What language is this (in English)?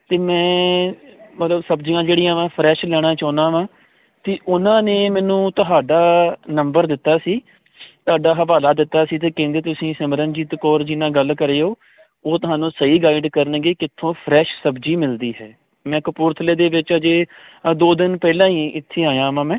Punjabi